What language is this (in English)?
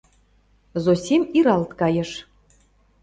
Mari